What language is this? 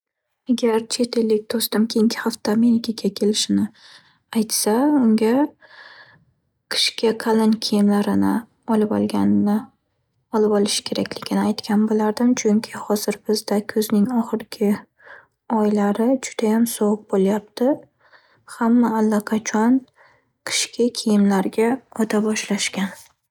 Uzbek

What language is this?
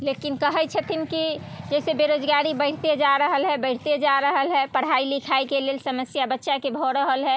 Maithili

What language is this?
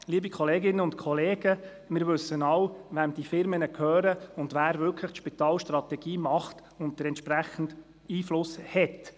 Swiss German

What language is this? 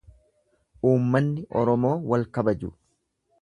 Oromo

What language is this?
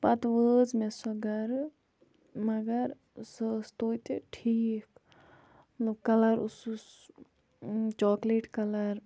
Kashmiri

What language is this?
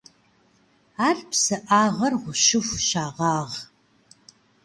Kabardian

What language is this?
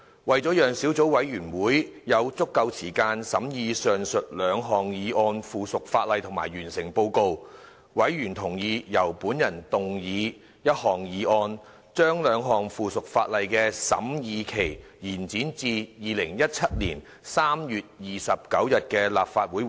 Cantonese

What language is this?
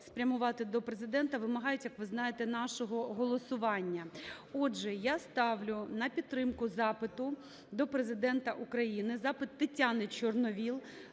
Ukrainian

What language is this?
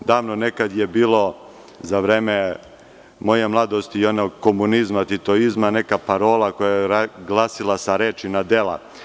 Serbian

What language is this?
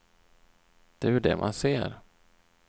Swedish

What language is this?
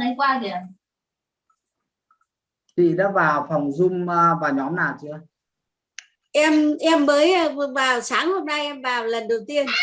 Vietnamese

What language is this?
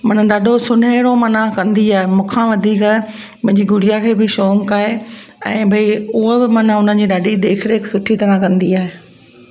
Sindhi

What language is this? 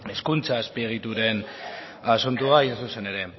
Basque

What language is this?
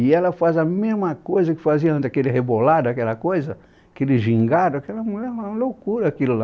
Portuguese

